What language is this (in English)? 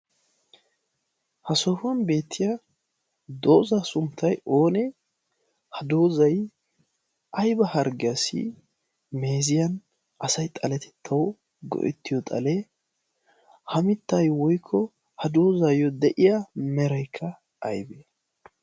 Wolaytta